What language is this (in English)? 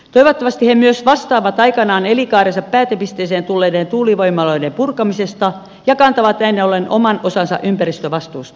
Finnish